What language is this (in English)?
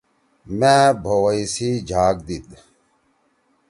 Torwali